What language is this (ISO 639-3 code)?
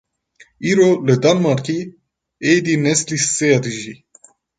kur